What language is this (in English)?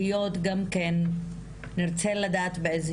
Hebrew